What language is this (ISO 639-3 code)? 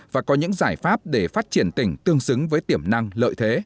vie